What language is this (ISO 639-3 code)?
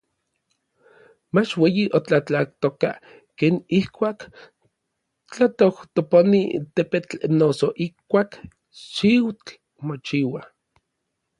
nlv